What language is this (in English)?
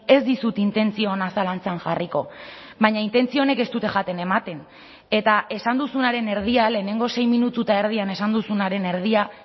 Basque